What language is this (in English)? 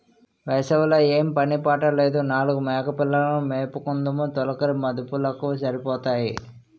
Telugu